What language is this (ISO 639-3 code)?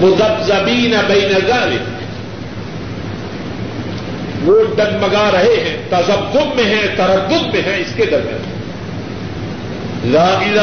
urd